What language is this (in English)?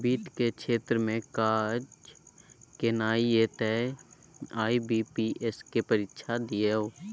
Maithili